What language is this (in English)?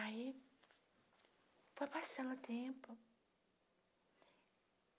Portuguese